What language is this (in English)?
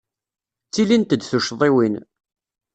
Kabyle